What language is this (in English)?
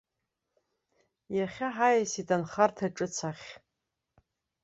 Abkhazian